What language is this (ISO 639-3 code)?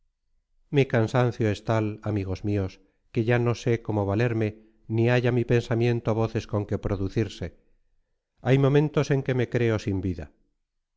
spa